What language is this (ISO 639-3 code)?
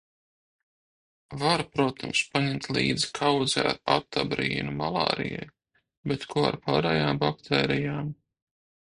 lav